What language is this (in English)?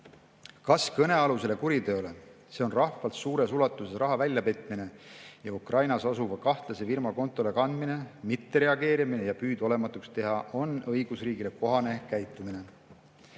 Estonian